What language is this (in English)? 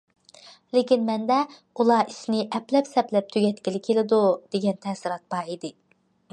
Uyghur